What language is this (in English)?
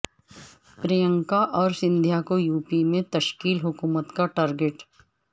Urdu